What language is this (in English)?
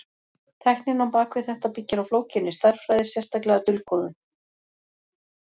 Icelandic